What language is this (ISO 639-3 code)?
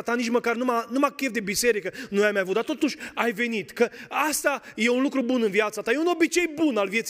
ron